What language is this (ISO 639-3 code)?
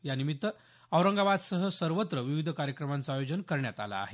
mar